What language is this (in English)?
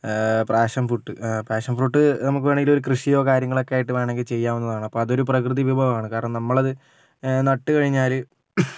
Malayalam